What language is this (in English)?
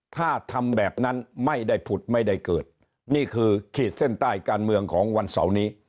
Thai